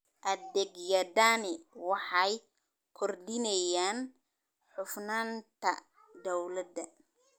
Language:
Somali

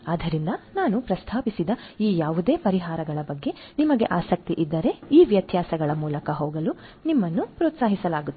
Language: Kannada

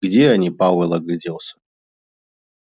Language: Russian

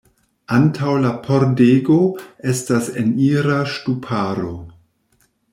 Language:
Esperanto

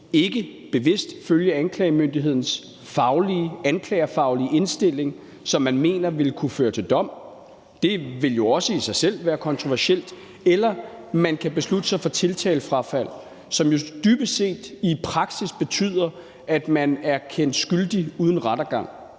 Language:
Danish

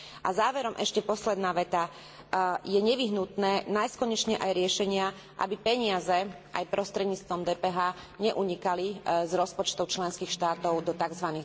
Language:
Slovak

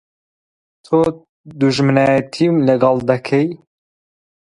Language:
Central Kurdish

